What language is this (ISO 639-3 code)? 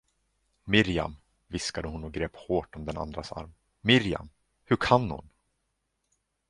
swe